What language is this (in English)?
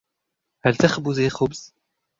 Arabic